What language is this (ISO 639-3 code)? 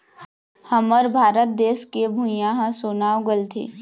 hne